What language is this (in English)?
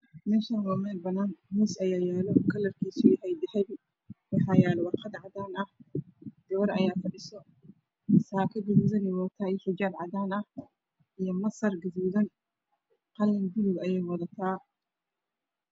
Somali